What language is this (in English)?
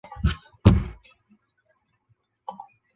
Chinese